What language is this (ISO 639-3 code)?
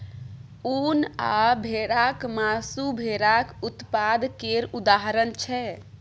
mai